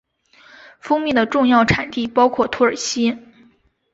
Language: Chinese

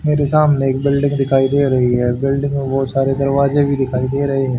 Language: Hindi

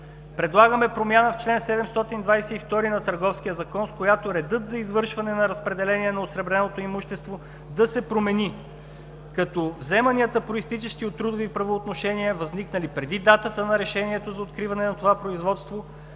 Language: Bulgarian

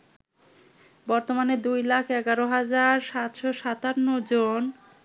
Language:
Bangla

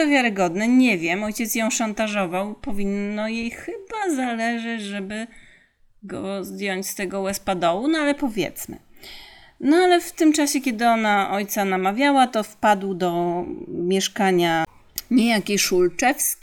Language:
Polish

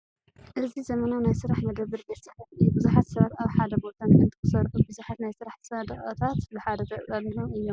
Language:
Tigrinya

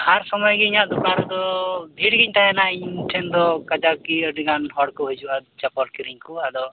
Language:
Santali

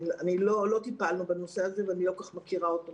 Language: Hebrew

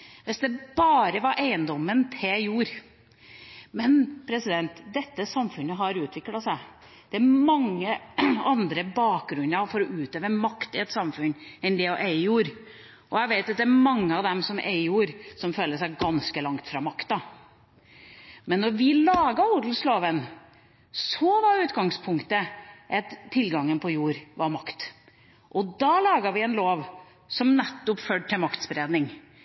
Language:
Norwegian Bokmål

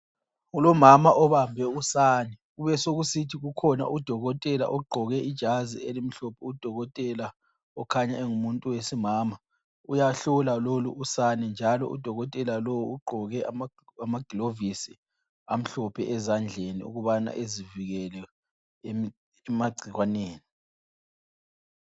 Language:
North Ndebele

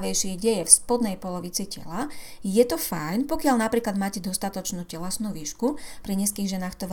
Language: Slovak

